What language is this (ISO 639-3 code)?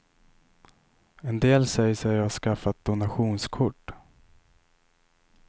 swe